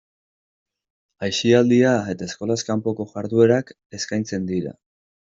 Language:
Basque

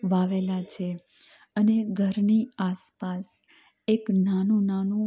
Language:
Gujarati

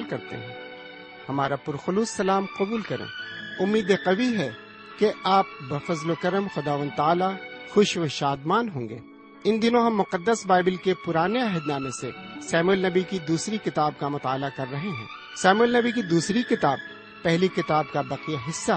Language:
Urdu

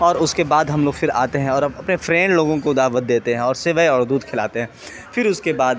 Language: Urdu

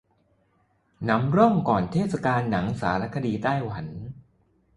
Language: Thai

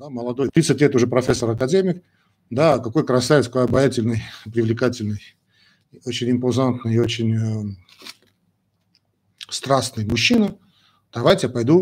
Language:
Russian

